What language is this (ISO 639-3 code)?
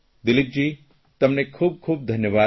guj